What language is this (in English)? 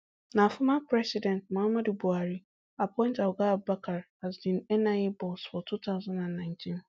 Nigerian Pidgin